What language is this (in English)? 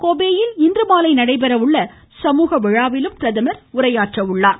Tamil